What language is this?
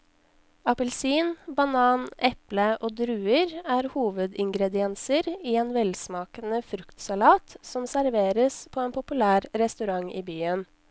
Norwegian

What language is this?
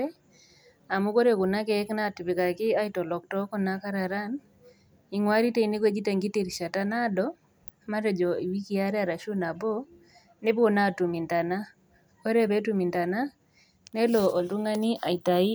Masai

